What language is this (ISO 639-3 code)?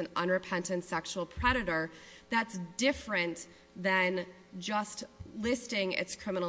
eng